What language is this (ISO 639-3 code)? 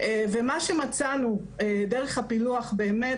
heb